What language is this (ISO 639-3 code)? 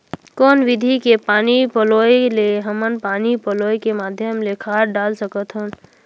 hne